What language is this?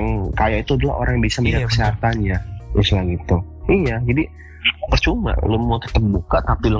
Indonesian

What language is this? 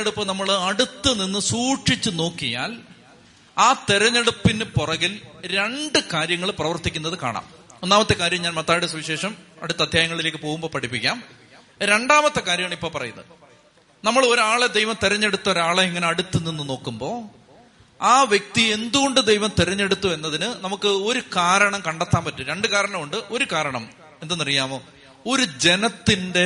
Malayalam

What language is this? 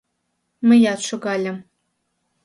Mari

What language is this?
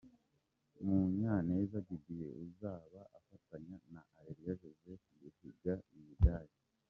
Kinyarwanda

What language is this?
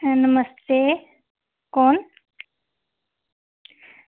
Dogri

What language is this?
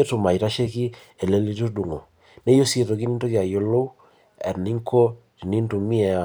Masai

